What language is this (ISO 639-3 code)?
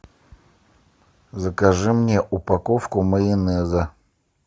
rus